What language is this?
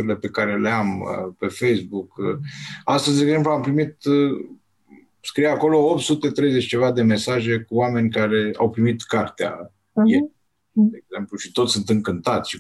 Romanian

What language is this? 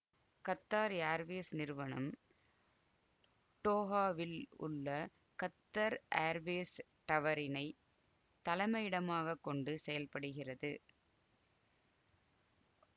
Tamil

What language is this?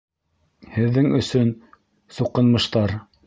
Bashkir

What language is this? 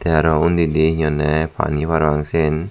Chakma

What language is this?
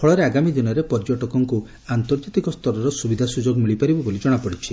Odia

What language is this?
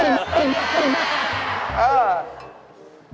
Thai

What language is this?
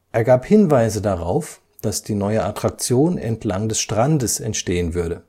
German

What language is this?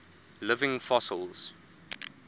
English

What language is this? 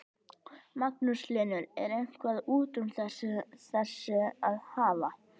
Icelandic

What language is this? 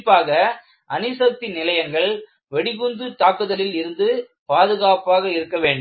Tamil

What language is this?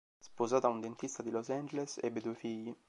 Italian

